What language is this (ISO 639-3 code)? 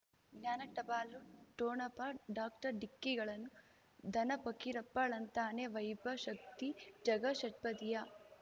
kan